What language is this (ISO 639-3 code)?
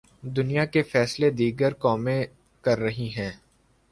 urd